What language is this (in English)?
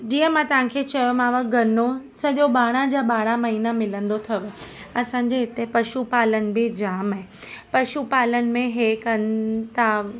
Sindhi